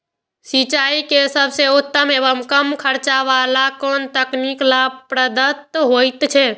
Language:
Maithili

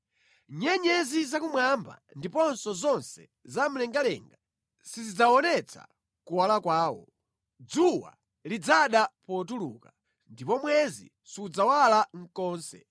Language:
Nyanja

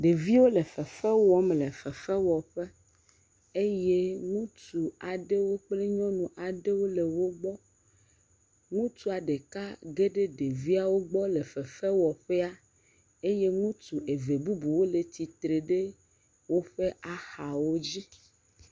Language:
Ewe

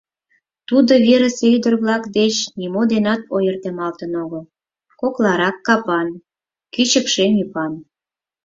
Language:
Mari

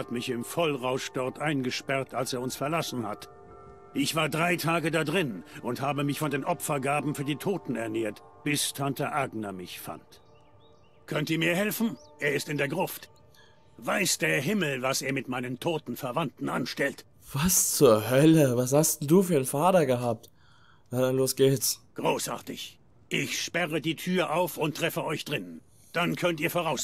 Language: German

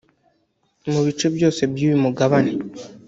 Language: Kinyarwanda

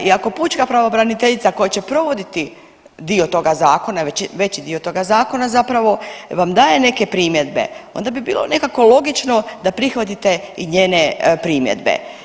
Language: Croatian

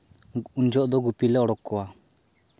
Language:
Santali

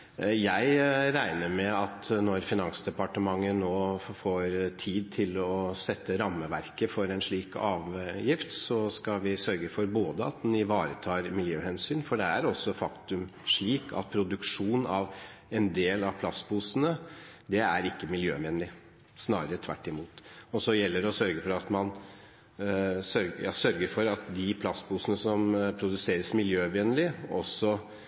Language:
Norwegian Bokmål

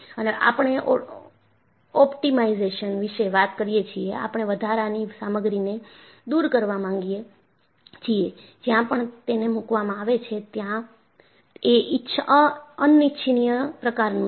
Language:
Gujarati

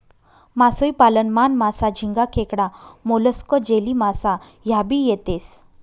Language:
Marathi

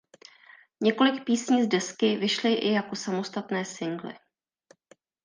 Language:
Czech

